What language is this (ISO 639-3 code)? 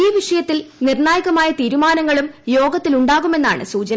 mal